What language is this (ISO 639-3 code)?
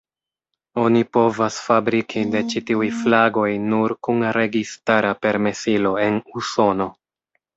epo